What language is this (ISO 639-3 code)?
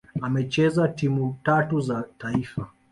swa